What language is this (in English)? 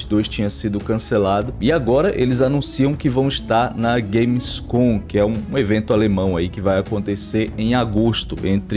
Portuguese